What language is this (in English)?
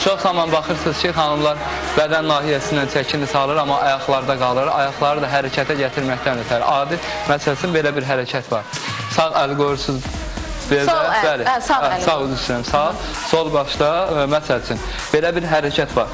Turkish